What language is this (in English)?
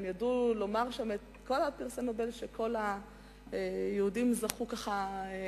Hebrew